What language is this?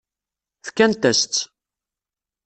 Kabyle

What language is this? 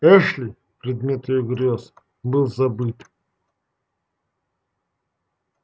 Russian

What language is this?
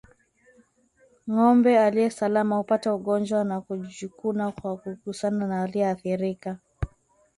Swahili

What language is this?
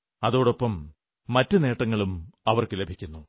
Malayalam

